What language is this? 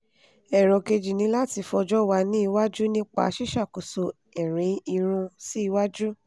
Yoruba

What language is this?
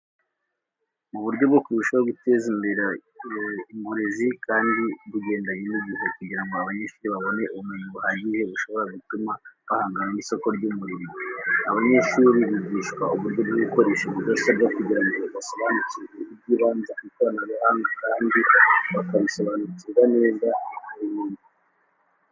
Kinyarwanda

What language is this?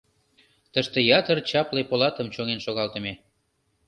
Mari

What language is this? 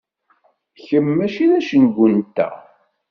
Kabyle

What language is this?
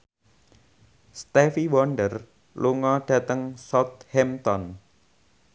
Javanese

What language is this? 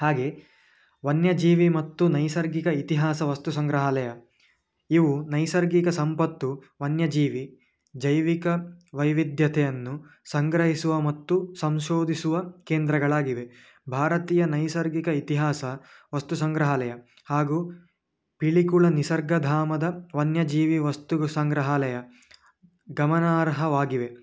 Kannada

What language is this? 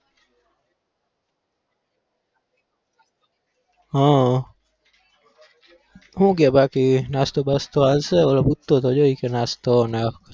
Gujarati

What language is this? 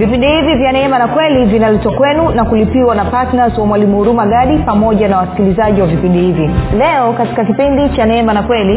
Swahili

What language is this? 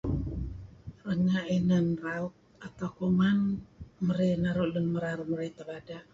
Kelabit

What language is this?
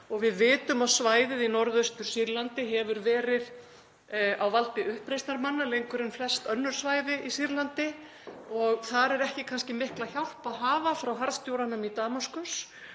Icelandic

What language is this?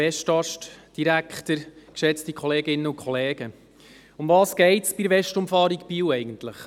Swiss German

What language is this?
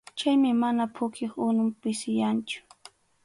Arequipa-La Unión Quechua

